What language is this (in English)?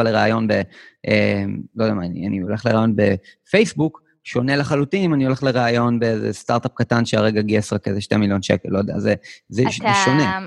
Hebrew